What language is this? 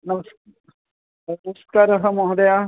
Sanskrit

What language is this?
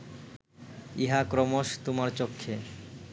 Bangla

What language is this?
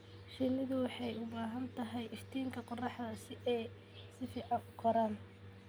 Somali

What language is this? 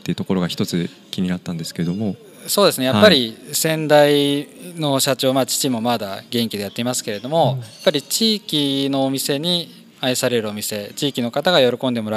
Japanese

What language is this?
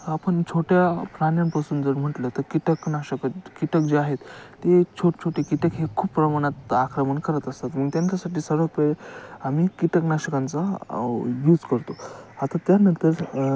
Marathi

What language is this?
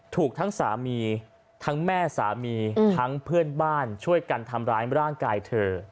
Thai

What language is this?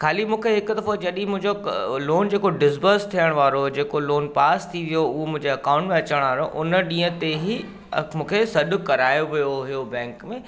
Sindhi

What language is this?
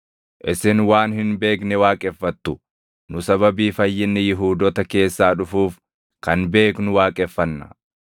Oromo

